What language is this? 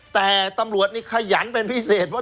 Thai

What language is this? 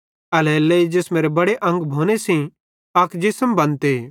Bhadrawahi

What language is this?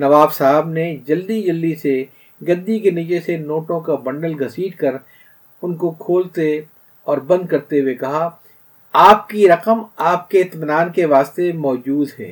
Urdu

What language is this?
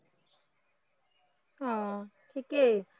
Assamese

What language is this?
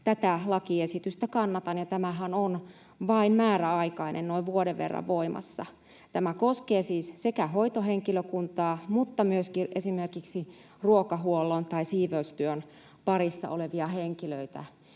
Finnish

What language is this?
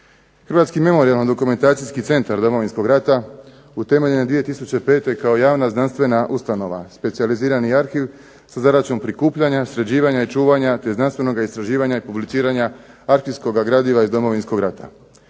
Croatian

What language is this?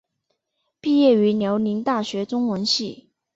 Chinese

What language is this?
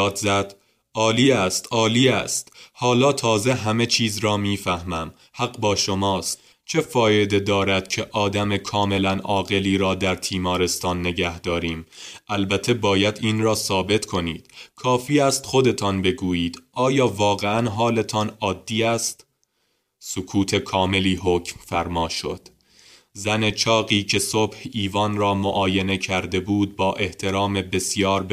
Persian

